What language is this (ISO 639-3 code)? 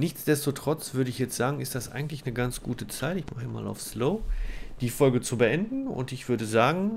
deu